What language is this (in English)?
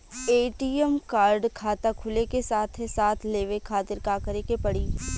Bhojpuri